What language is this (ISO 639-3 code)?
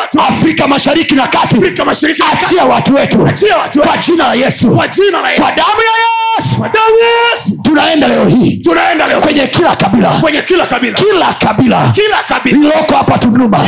swa